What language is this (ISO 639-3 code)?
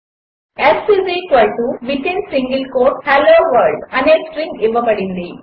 tel